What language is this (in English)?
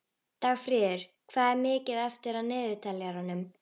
Icelandic